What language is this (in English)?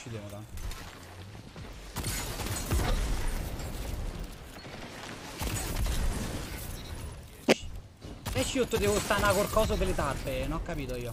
Italian